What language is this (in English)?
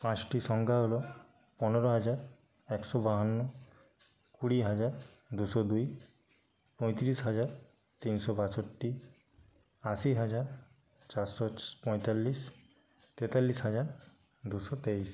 Bangla